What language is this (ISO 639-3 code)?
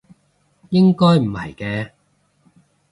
yue